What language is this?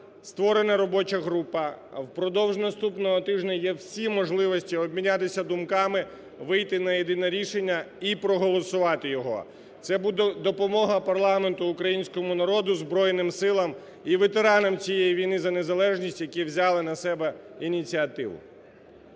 Ukrainian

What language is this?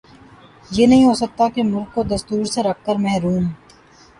Urdu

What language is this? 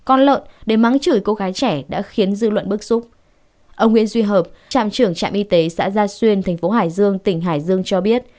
Vietnamese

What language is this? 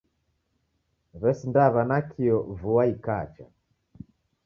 Taita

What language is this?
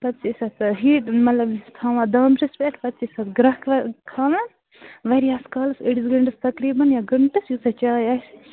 Kashmiri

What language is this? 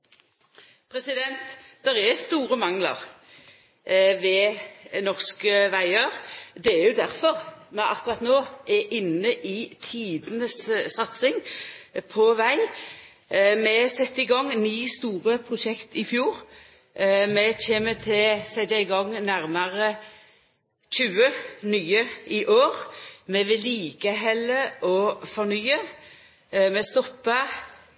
Norwegian Nynorsk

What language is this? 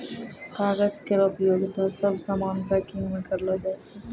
Maithili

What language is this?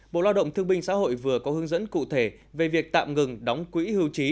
Vietnamese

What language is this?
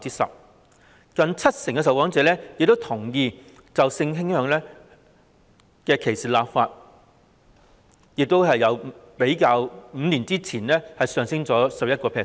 Cantonese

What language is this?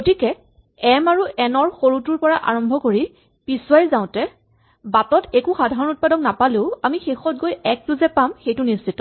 Assamese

